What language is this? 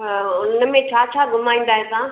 Sindhi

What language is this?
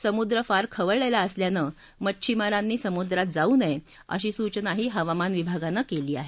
Marathi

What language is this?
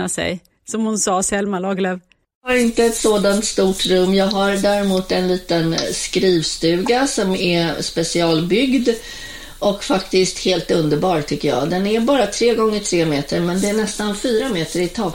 Swedish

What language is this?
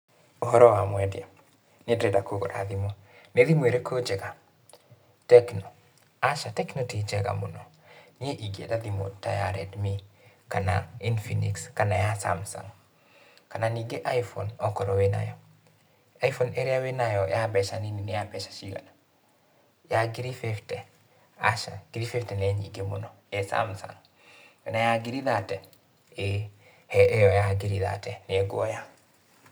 Kikuyu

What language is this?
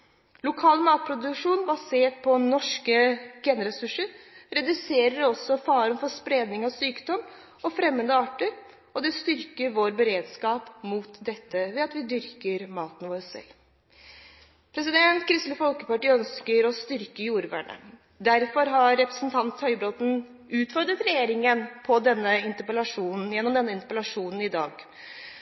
Norwegian Bokmål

